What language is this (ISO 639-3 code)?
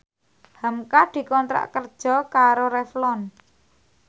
jav